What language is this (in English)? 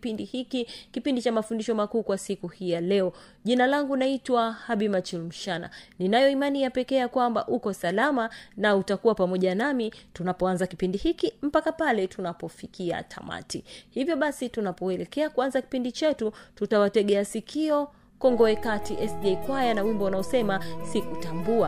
Swahili